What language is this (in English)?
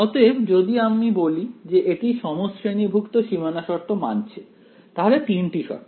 Bangla